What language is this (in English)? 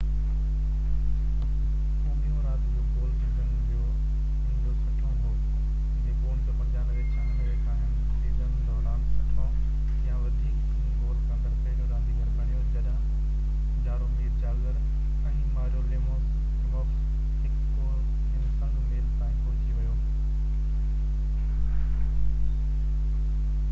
Sindhi